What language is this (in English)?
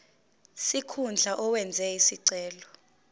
Zulu